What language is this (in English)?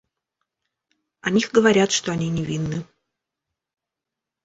Russian